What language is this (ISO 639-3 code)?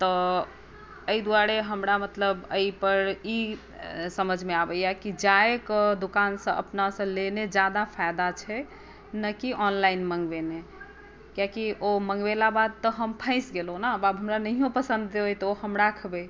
mai